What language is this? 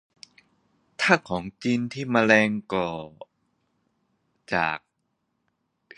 Thai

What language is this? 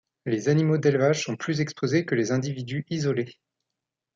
French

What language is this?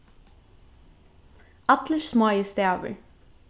Faroese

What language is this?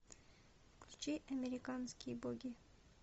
Russian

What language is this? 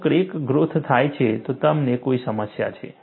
Gujarati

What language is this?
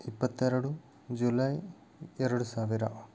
Kannada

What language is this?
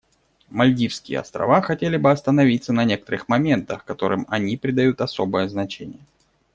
Russian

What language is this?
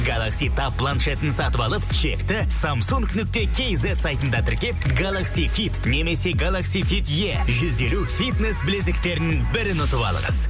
Kazakh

